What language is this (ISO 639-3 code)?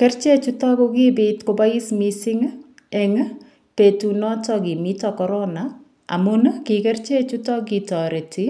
kln